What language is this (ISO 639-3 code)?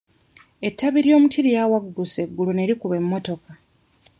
lug